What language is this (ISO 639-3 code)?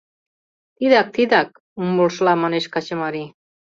chm